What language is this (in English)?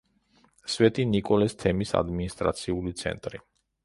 Georgian